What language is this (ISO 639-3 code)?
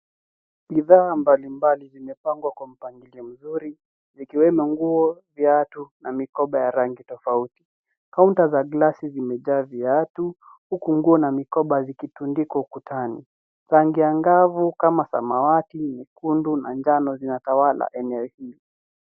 swa